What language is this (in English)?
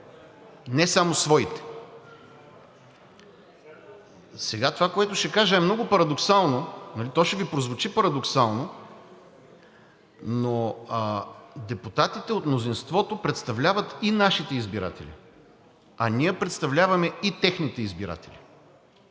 Bulgarian